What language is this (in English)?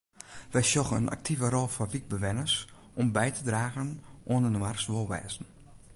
Western Frisian